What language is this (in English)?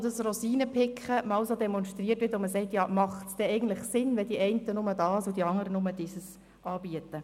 Swiss German